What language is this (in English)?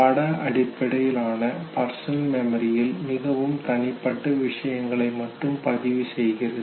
Tamil